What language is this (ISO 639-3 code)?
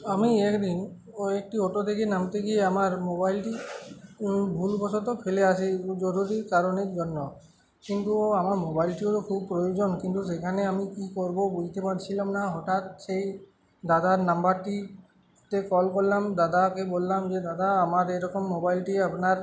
ben